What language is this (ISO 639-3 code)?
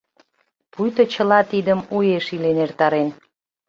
chm